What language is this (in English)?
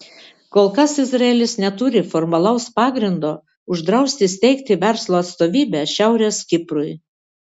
Lithuanian